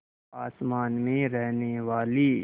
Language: Hindi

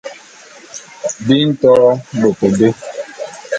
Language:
Bulu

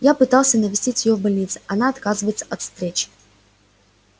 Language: Russian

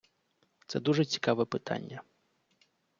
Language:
Ukrainian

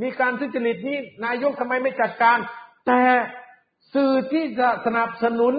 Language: Thai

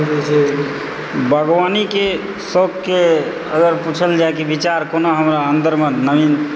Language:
Maithili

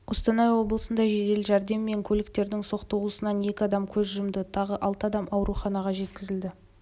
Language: Kazakh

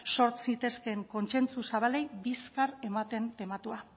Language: Basque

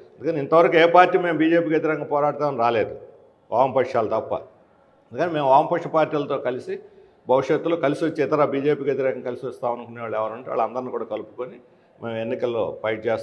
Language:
Telugu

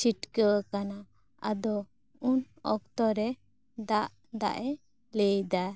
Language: Santali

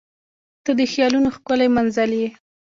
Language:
Pashto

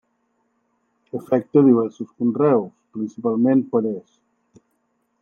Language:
Catalan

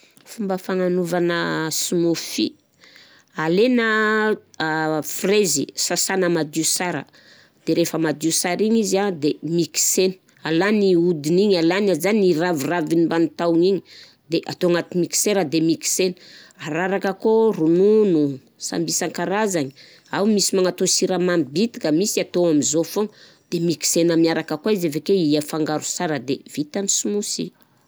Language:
Southern Betsimisaraka Malagasy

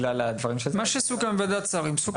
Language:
Hebrew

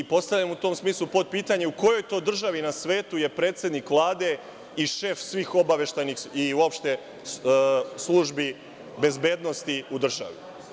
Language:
Serbian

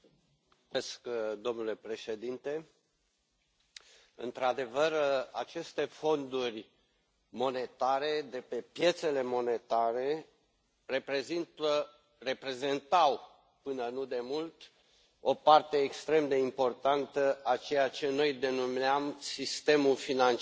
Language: Romanian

